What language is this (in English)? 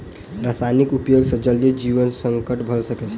Maithili